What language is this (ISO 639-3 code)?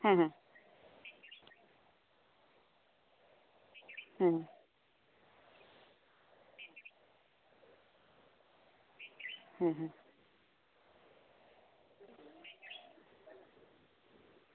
sat